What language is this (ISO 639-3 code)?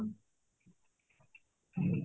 ori